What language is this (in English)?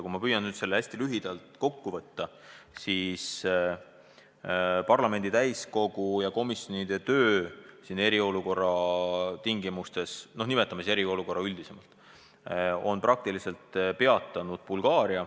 Estonian